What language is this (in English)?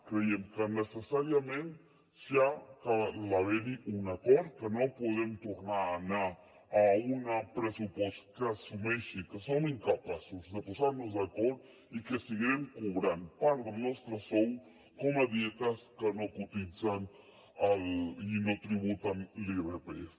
Catalan